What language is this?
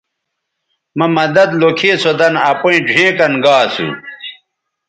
Bateri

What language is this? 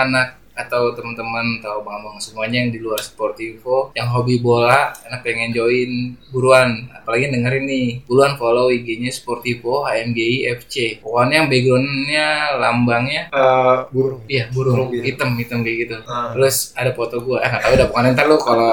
Indonesian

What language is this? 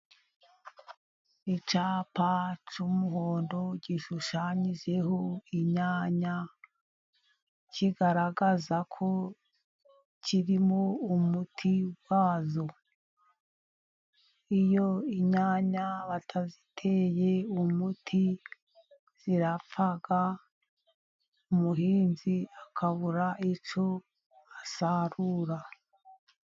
Kinyarwanda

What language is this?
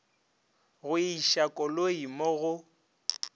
Northern Sotho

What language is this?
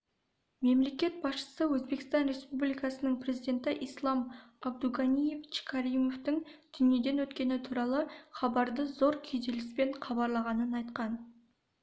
Kazakh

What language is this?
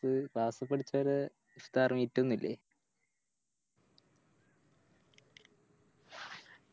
Malayalam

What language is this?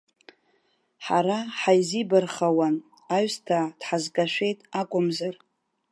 Abkhazian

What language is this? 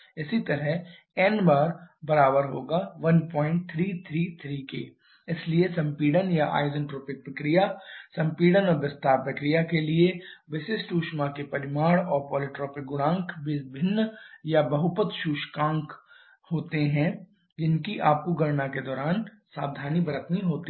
Hindi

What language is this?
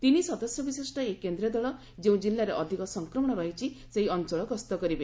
Odia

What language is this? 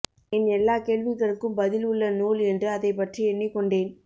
Tamil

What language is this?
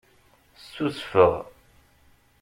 Kabyle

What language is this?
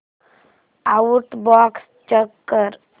Marathi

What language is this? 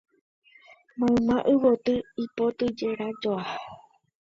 Guarani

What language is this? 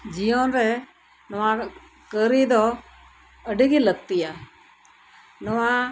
Santali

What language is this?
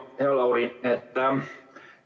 Estonian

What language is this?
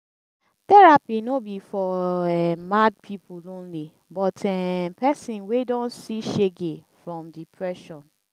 Nigerian Pidgin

